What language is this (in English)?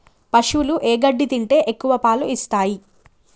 Telugu